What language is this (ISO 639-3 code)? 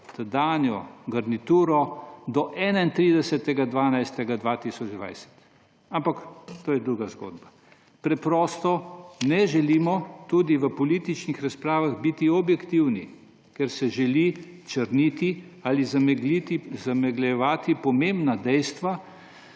slv